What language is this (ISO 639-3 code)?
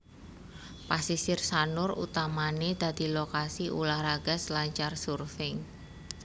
jav